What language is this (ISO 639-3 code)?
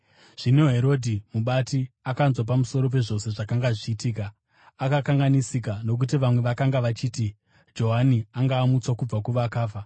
sna